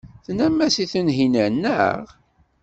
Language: Kabyle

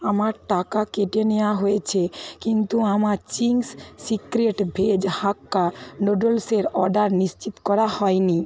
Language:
Bangla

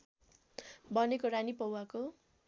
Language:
Nepali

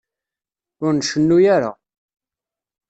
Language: Kabyle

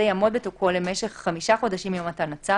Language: Hebrew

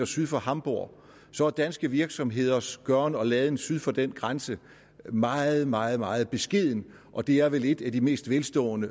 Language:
Danish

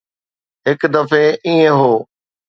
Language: Sindhi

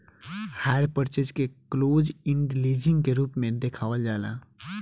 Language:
Bhojpuri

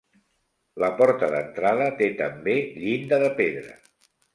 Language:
Catalan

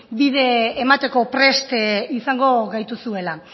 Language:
Basque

